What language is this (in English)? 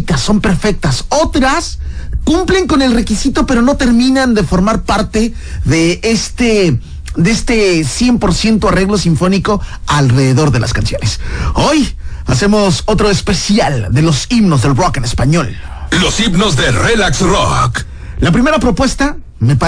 Spanish